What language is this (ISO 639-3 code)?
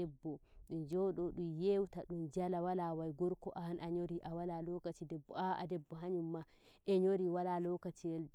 fuv